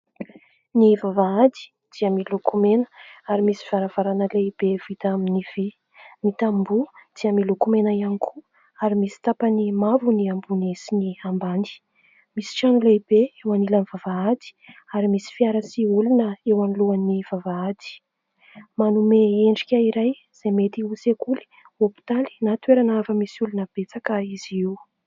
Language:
Malagasy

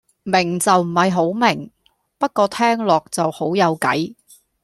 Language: Cantonese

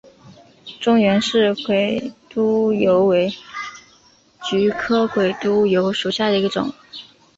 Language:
Chinese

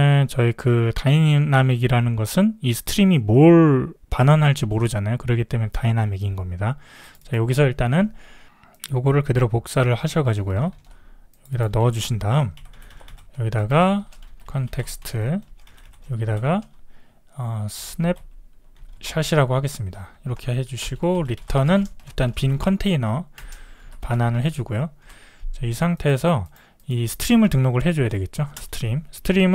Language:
Korean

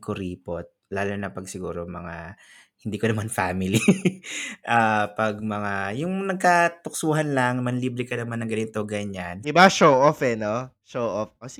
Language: Filipino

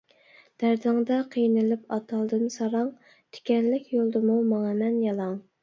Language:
Uyghur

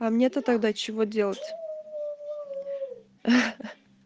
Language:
Russian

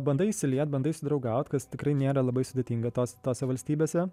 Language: Lithuanian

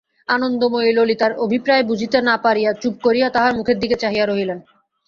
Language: Bangla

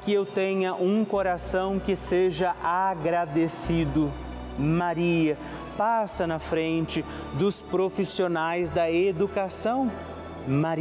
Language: Portuguese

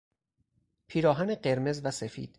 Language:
Persian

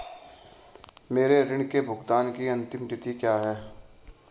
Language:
Hindi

